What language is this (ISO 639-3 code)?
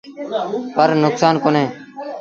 sbn